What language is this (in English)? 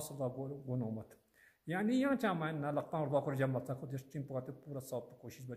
Romanian